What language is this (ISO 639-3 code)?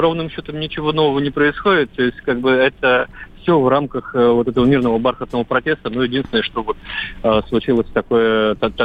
rus